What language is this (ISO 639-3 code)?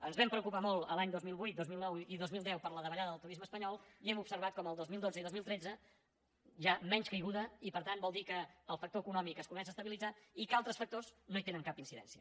cat